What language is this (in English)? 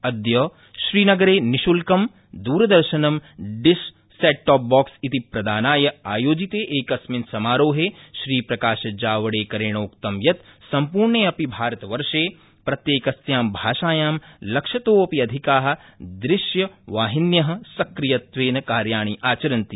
Sanskrit